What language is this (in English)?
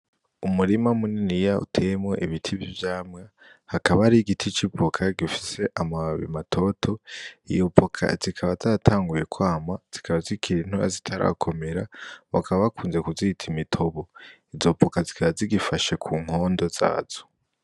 Rundi